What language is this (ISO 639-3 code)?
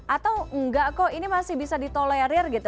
ind